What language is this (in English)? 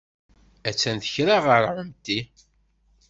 Kabyle